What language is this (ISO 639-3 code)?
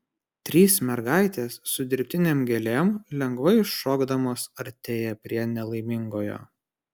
lit